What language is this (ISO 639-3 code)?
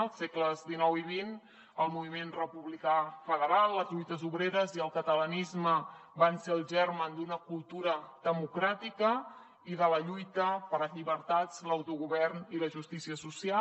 cat